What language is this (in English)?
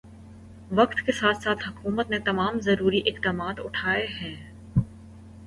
Urdu